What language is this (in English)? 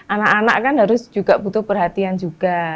Indonesian